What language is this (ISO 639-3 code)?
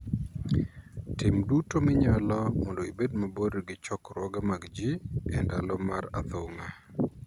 luo